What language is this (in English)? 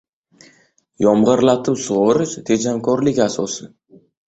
Uzbek